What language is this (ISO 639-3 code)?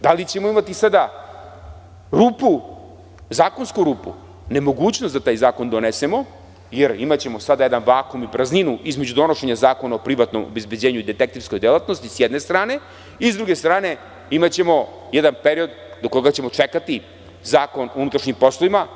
srp